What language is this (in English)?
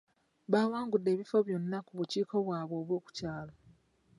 Ganda